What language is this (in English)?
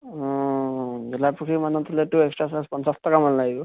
Assamese